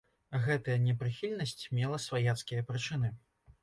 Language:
Belarusian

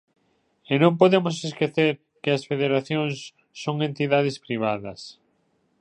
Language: Galician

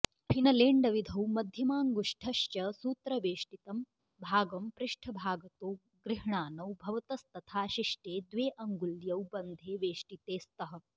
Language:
Sanskrit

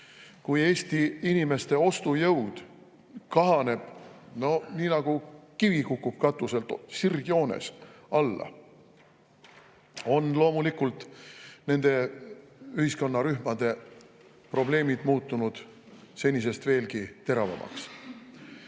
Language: Estonian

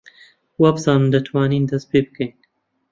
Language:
Central Kurdish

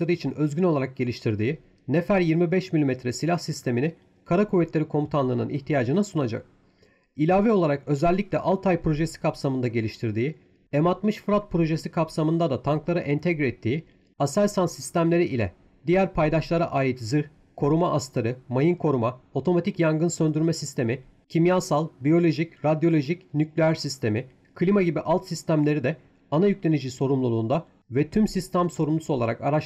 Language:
Turkish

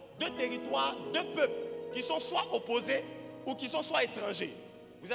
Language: French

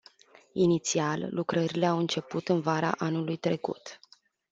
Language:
Romanian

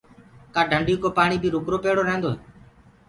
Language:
Gurgula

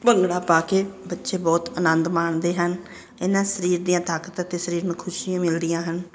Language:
Punjabi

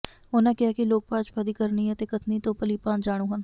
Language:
Punjabi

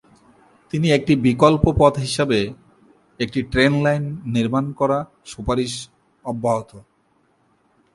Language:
Bangla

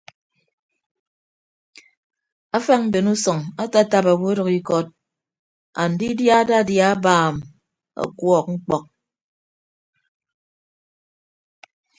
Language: Ibibio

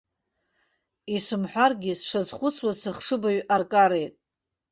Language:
Abkhazian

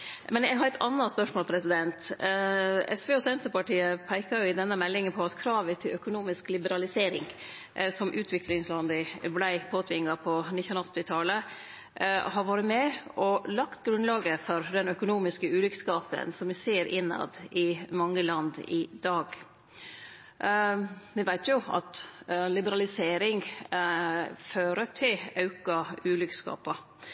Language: Norwegian Nynorsk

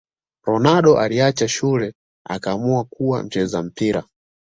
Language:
Swahili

